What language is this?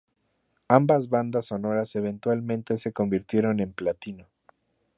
Spanish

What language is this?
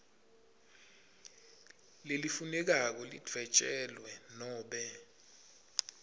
Swati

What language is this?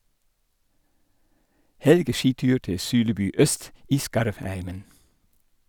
Norwegian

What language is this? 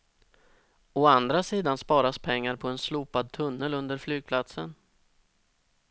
Swedish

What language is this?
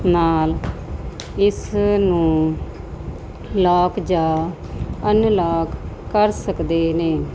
Punjabi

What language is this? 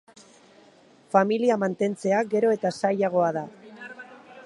Basque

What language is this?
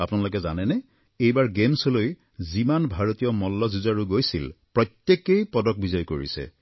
Assamese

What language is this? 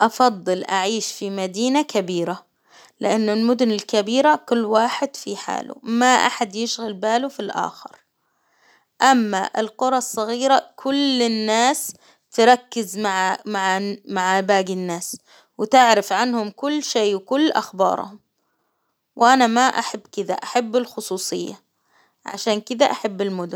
Hijazi Arabic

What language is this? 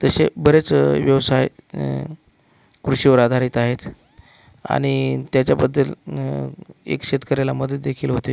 Marathi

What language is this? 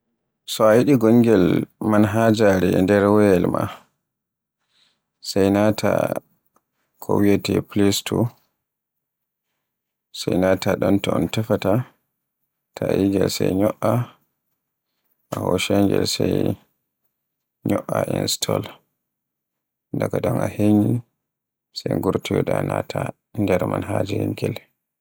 Borgu Fulfulde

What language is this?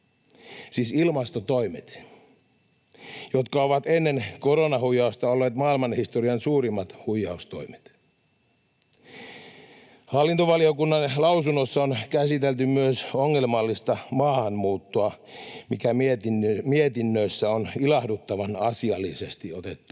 Finnish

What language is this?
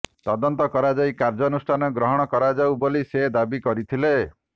Odia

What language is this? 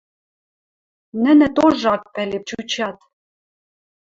Western Mari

